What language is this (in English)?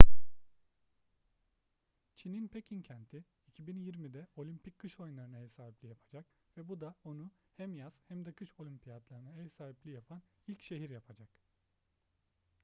Turkish